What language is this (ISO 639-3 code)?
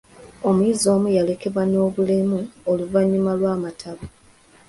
lug